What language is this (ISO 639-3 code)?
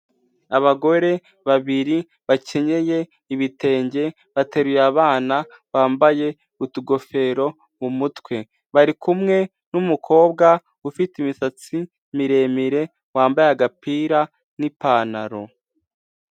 kin